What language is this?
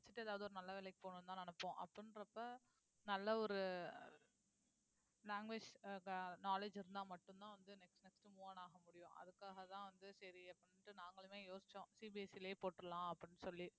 Tamil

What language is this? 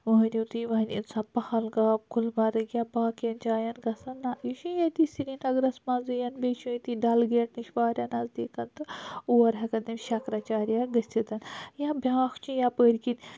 Kashmiri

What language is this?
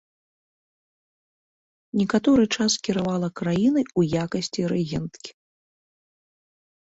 Belarusian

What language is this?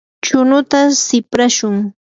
Yanahuanca Pasco Quechua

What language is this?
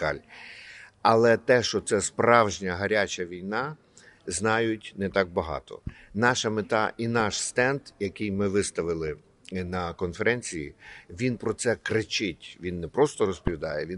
Ukrainian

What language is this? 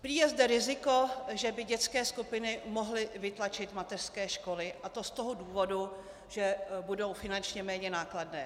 Czech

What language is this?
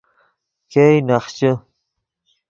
Yidgha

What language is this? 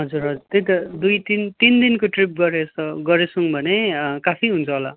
Nepali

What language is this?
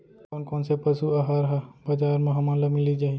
Chhattisgarhi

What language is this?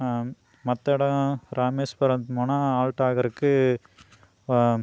Tamil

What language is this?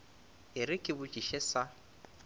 Northern Sotho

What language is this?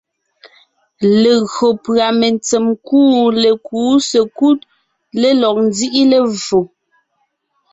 Ngiemboon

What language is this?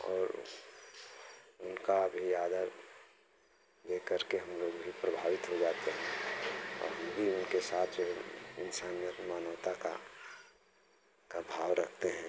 Hindi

